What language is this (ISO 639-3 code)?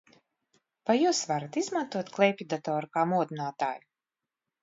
lav